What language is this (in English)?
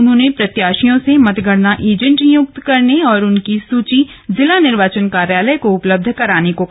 Hindi